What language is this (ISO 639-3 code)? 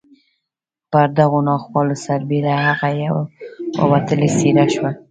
pus